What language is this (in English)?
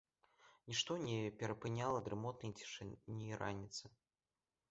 Belarusian